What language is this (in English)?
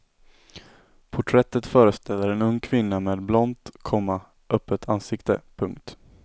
Swedish